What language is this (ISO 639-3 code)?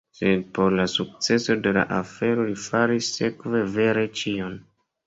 epo